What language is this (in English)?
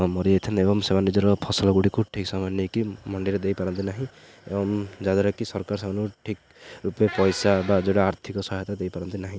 Odia